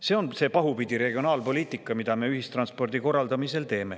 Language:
Estonian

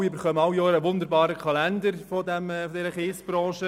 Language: Swiss German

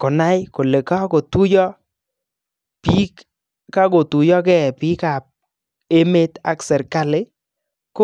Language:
Kalenjin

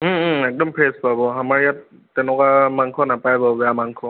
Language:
Assamese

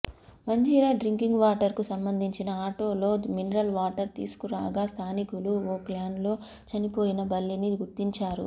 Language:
Telugu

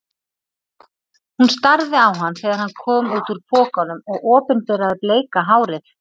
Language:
Icelandic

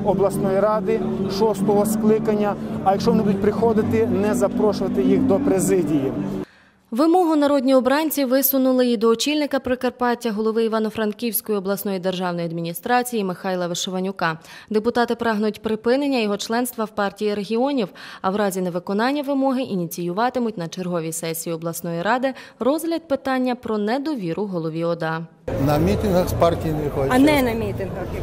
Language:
Ukrainian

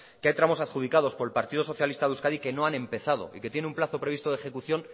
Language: Spanish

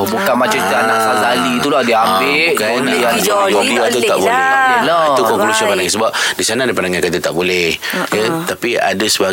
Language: Malay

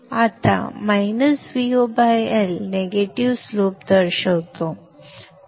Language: Marathi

